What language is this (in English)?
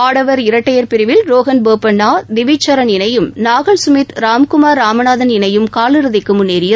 Tamil